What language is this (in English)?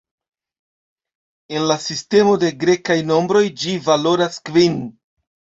Esperanto